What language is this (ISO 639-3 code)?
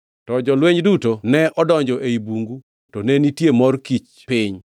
luo